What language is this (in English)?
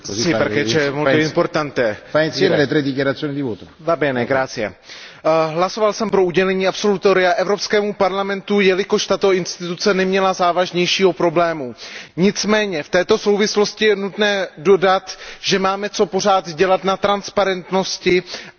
Czech